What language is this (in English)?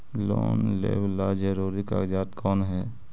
Magahi